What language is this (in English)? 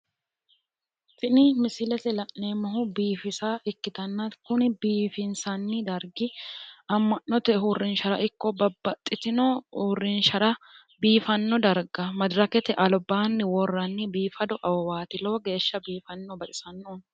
Sidamo